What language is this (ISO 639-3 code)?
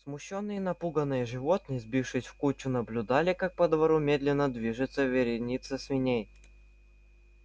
rus